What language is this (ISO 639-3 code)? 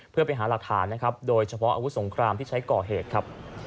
tha